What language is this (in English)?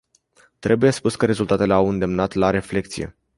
Romanian